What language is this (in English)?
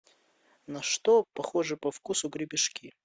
Russian